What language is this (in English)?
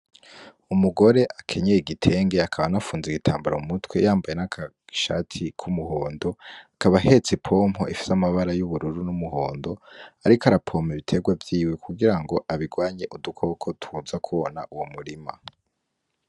Rundi